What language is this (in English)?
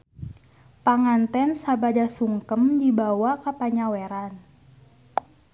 Sundanese